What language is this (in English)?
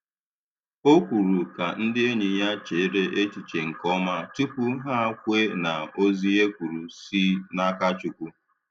Igbo